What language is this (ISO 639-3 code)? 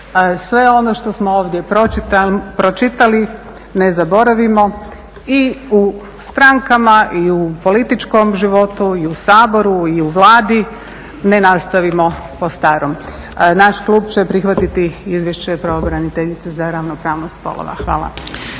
hrv